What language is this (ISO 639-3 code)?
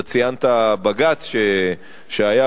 heb